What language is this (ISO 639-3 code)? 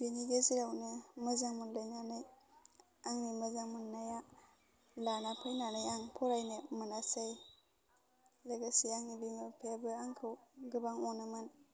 brx